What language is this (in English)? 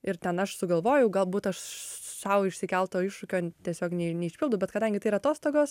Lithuanian